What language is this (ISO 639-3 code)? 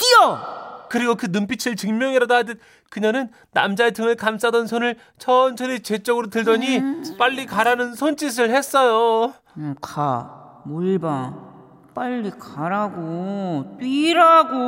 kor